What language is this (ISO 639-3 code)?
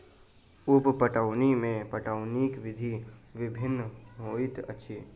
mai